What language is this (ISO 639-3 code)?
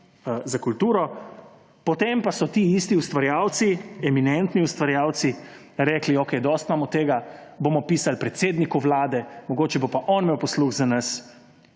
slv